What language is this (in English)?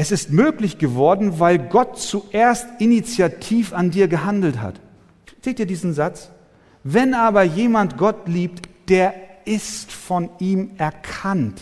German